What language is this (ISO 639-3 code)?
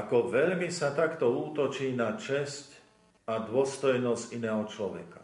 slk